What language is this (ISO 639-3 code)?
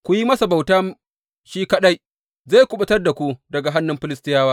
hau